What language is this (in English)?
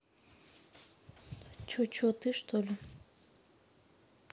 Russian